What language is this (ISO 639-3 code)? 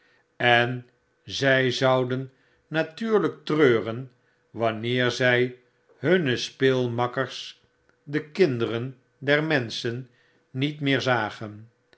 nld